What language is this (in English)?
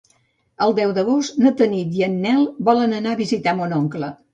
Catalan